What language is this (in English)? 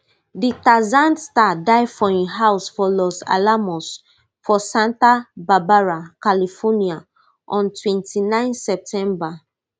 Nigerian Pidgin